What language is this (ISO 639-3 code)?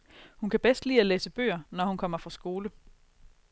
dan